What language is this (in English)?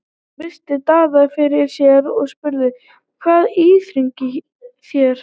Icelandic